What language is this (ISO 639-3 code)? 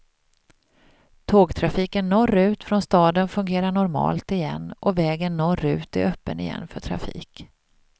swe